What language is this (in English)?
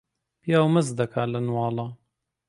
Central Kurdish